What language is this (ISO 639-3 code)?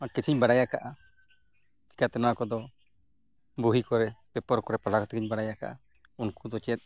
sat